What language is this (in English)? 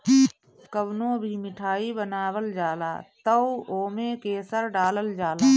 Bhojpuri